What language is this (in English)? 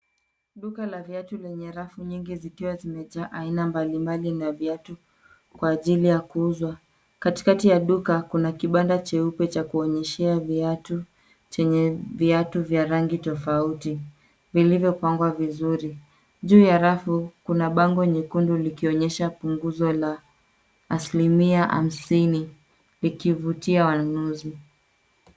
Swahili